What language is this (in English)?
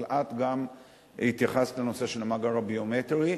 Hebrew